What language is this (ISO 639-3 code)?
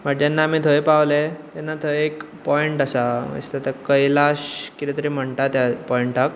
kok